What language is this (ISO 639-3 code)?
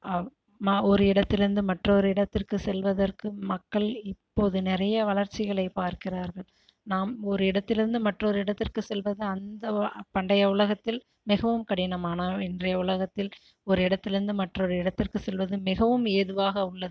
tam